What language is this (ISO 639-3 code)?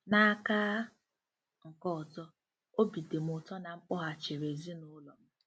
ibo